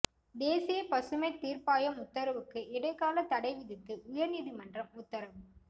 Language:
Tamil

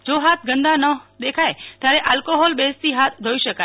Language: Gujarati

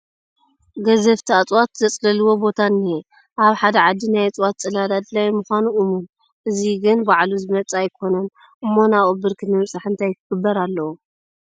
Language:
Tigrinya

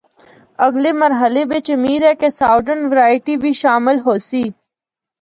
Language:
Northern Hindko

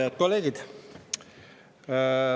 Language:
Estonian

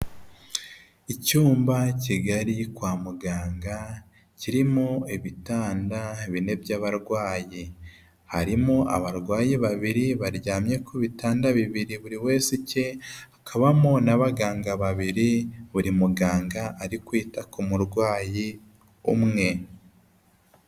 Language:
Kinyarwanda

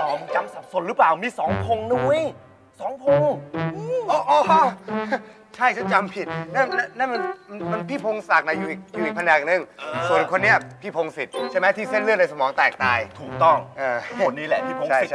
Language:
Thai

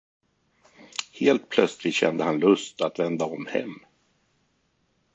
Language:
Swedish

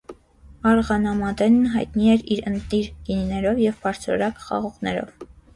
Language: Armenian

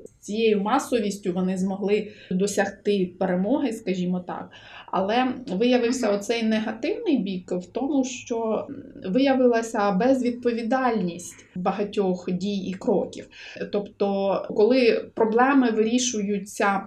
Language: Ukrainian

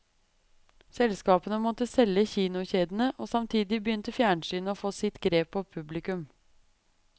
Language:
Norwegian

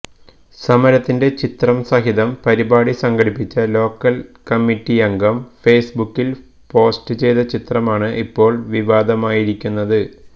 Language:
Malayalam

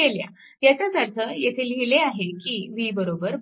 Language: Marathi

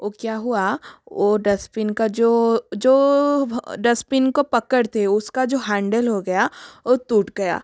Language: Hindi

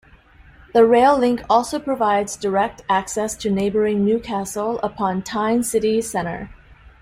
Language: English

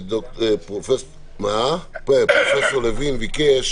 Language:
Hebrew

